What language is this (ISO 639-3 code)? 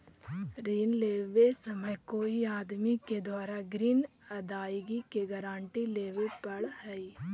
mag